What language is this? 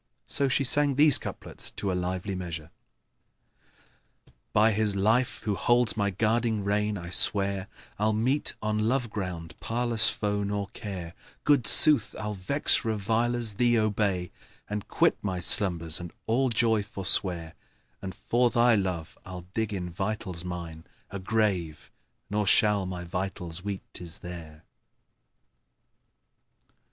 English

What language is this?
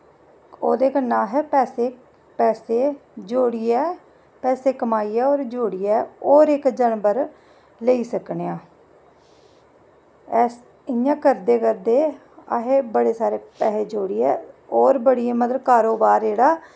Dogri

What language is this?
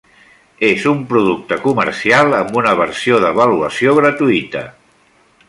Catalan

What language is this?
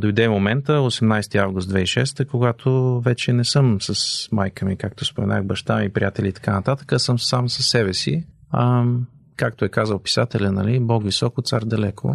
Bulgarian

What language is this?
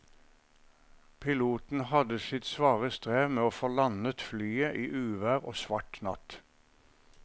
Norwegian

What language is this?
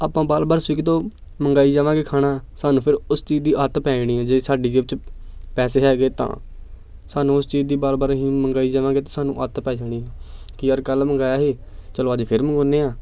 Punjabi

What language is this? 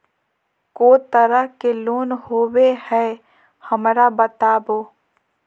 Magahi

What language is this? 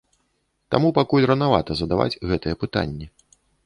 Belarusian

